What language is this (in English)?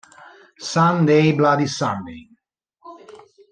Italian